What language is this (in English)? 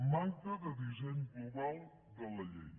Catalan